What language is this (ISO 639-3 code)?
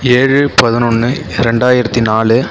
tam